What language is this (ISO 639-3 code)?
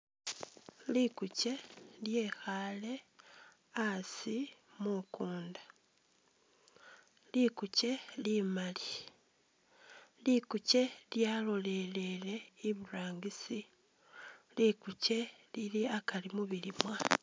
myx